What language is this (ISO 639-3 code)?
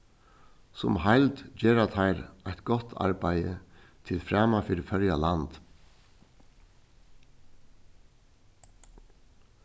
fao